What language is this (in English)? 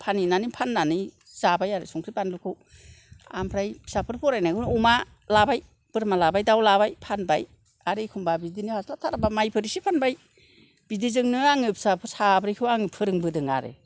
Bodo